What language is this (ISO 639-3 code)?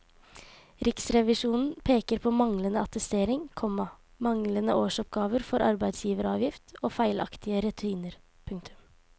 nor